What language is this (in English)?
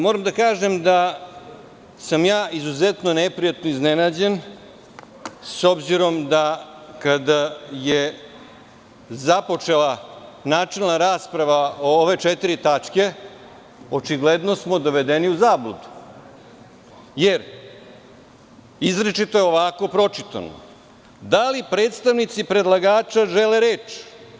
Serbian